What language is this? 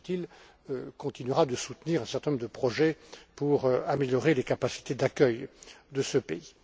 French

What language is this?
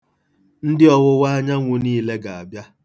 Igbo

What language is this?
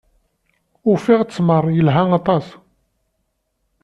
Kabyle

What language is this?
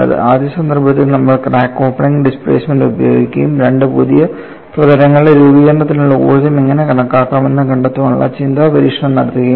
Malayalam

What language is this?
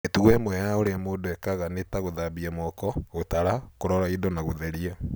Kikuyu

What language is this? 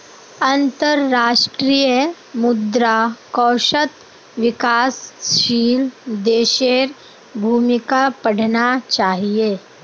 Magahi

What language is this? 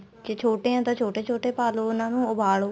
Punjabi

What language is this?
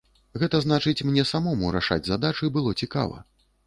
Belarusian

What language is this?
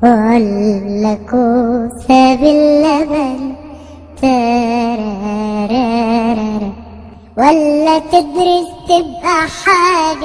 Arabic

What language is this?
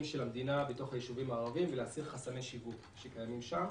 Hebrew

